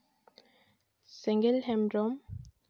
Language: Santali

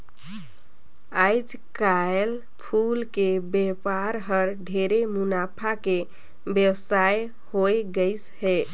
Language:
Chhattisgarhi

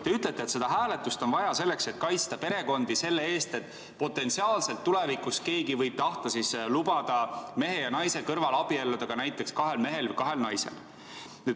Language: Estonian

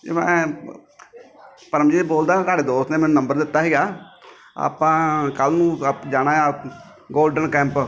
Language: Punjabi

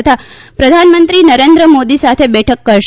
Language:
Gujarati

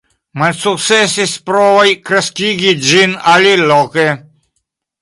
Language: Esperanto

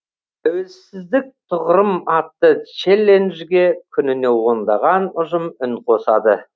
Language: Kazakh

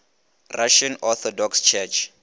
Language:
Northern Sotho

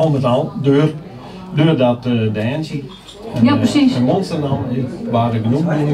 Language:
Dutch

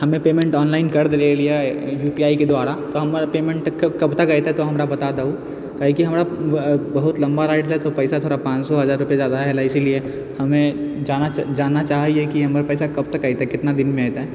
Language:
Maithili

